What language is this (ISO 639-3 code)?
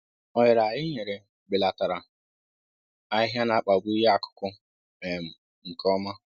ibo